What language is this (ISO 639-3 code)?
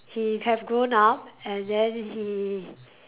eng